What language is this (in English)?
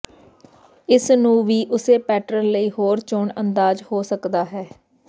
Punjabi